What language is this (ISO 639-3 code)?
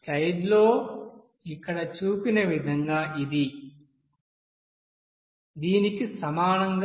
tel